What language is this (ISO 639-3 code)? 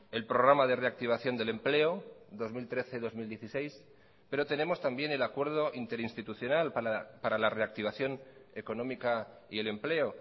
spa